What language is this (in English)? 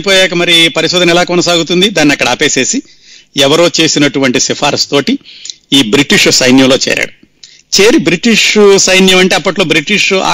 Telugu